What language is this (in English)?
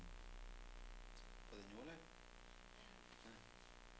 Norwegian